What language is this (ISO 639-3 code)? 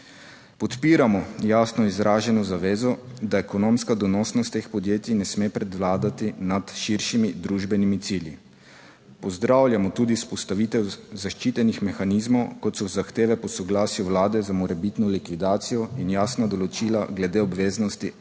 slv